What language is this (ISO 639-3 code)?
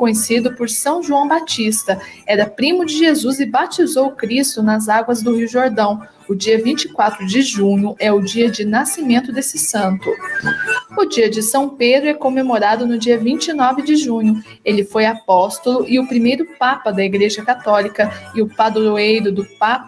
por